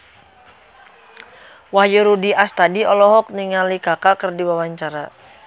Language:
Sundanese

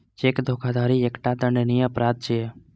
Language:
Maithili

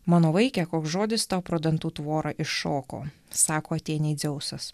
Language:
Lithuanian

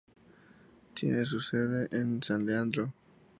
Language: Spanish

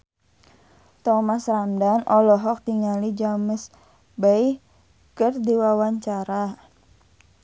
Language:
Sundanese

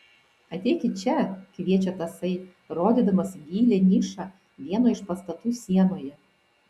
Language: Lithuanian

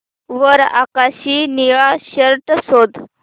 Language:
Marathi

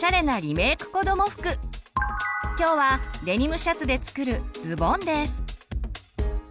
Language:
Japanese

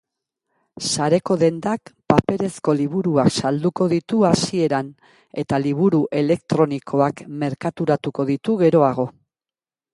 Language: Basque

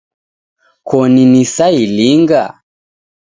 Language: Taita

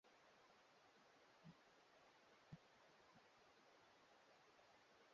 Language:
Swahili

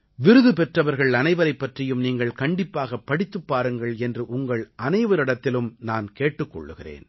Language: Tamil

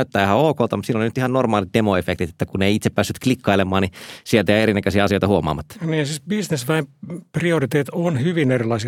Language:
Finnish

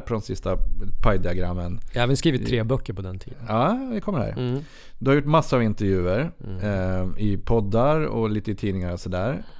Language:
Swedish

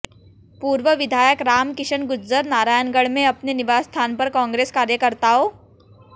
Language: Hindi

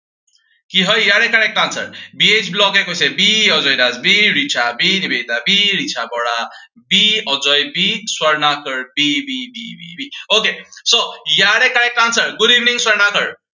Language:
Assamese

